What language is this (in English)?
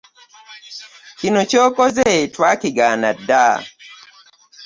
Ganda